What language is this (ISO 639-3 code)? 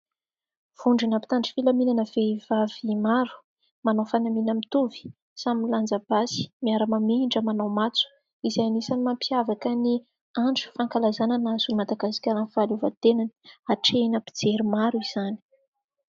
mlg